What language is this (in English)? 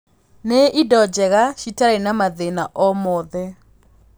Kikuyu